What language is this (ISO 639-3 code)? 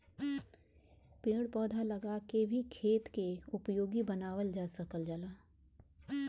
bho